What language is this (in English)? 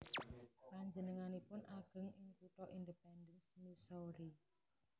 Javanese